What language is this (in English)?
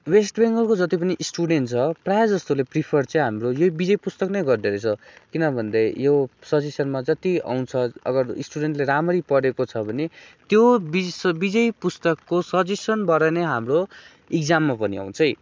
Nepali